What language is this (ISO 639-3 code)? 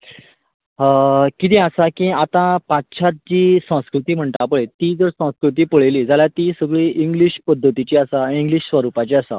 kok